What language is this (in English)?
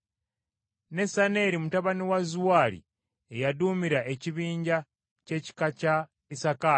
Ganda